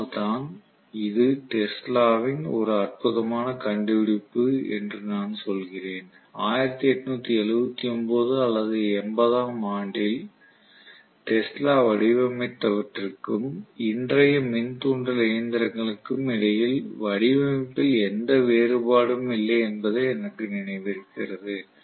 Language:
Tamil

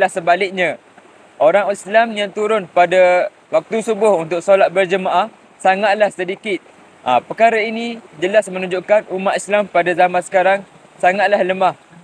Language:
Malay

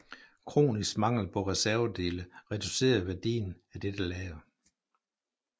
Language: Danish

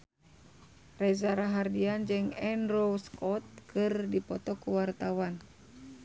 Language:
Sundanese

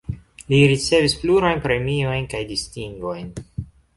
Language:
Esperanto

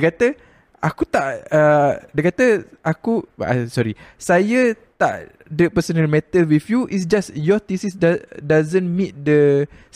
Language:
Malay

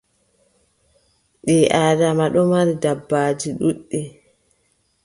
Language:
Adamawa Fulfulde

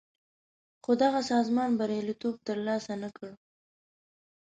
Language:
Pashto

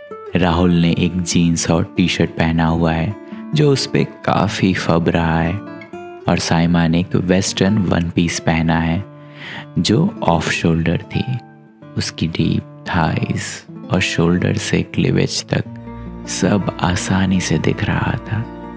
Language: Hindi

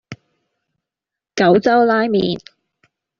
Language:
Cantonese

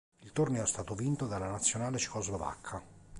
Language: Italian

